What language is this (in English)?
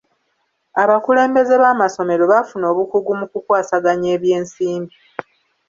Ganda